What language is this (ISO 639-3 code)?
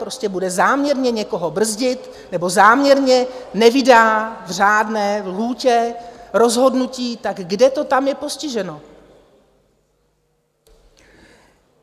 ces